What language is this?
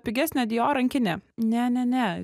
Lithuanian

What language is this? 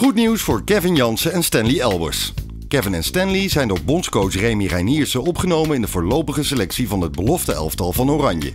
Dutch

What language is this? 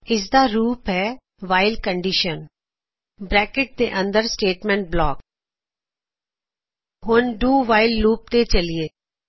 Punjabi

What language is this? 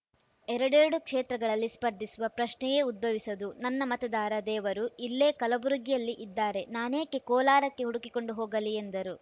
Kannada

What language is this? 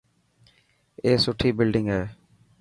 Dhatki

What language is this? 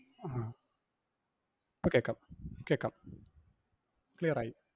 Malayalam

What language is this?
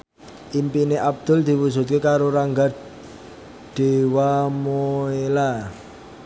Javanese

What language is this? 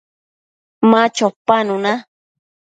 Matsés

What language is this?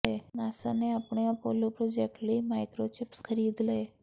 Punjabi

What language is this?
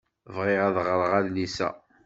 Kabyle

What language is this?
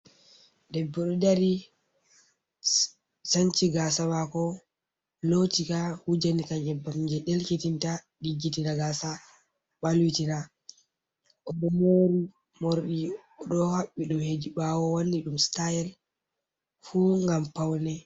Fula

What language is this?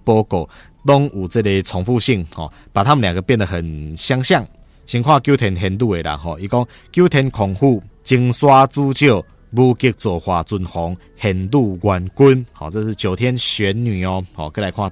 Chinese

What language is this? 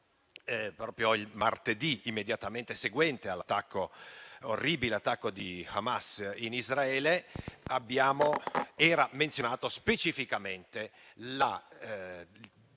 Italian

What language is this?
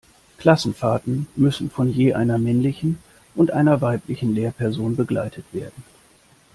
German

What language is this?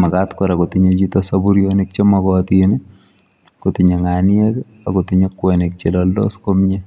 Kalenjin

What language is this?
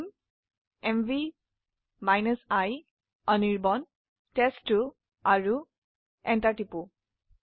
Assamese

